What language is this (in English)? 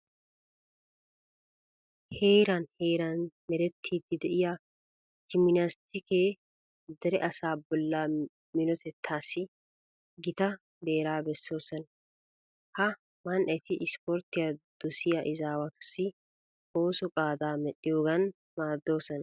Wolaytta